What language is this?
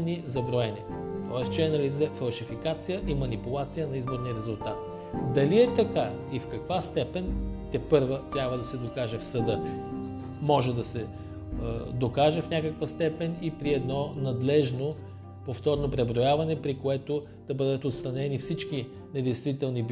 Bulgarian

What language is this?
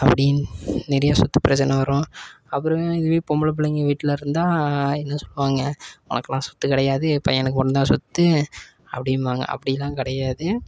Tamil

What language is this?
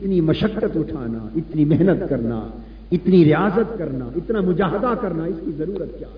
Urdu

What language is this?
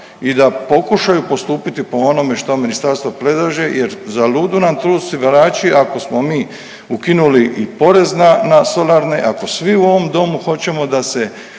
Croatian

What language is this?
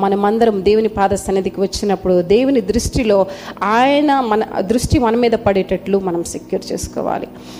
Telugu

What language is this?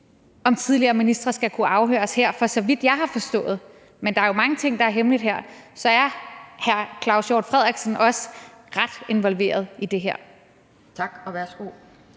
Danish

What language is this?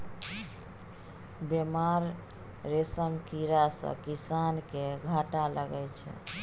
Maithili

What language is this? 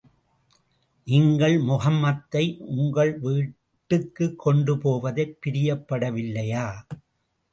Tamil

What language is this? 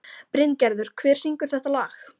Icelandic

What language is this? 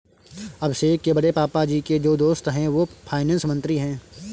Hindi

